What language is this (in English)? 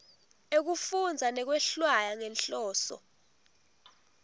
Swati